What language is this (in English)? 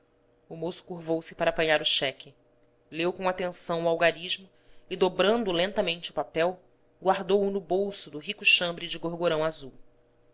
Portuguese